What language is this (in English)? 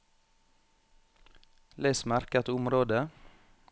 Norwegian